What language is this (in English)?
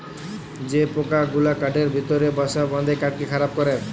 Bangla